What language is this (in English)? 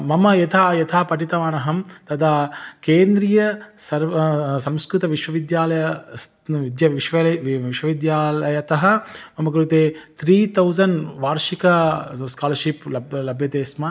Sanskrit